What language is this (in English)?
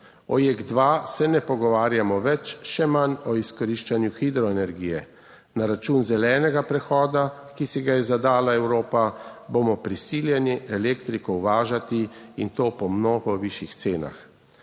Slovenian